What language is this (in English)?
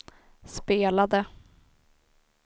Swedish